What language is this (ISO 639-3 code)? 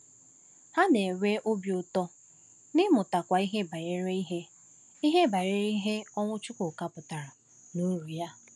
ibo